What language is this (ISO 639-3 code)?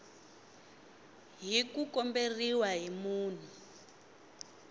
tso